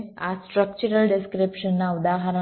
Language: Gujarati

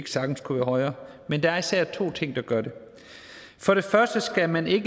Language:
Danish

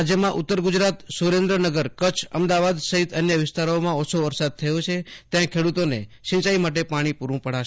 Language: Gujarati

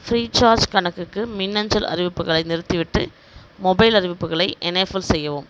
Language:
Tamil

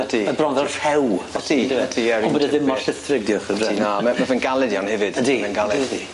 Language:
Welsh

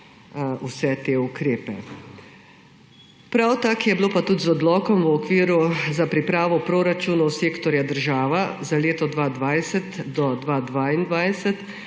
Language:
Slovenian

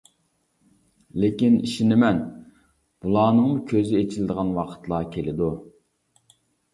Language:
Uyghur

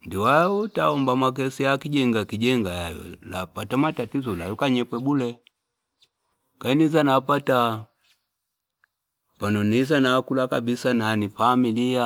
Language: Fipa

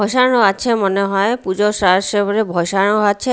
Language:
Bangla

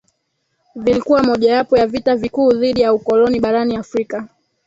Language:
Swahili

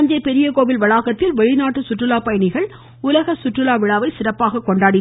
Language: Tamil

